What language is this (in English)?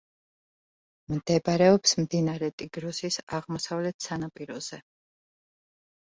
Georgian